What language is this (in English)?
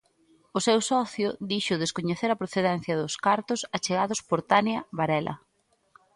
Galician